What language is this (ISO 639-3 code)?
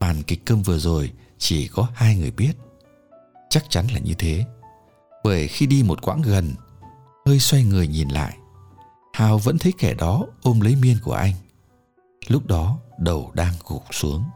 vie